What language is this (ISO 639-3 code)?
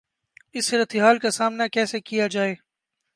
urd